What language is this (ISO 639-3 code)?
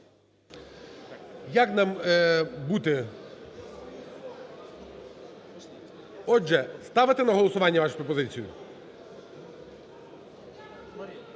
ukr